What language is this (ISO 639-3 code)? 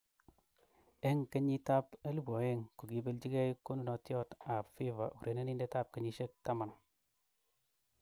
kln